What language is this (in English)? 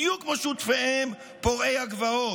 Hebrew